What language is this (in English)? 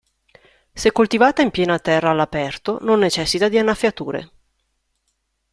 Italian